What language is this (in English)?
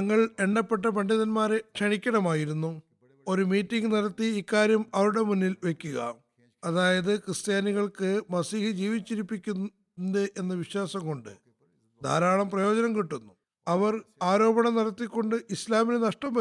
Malayalam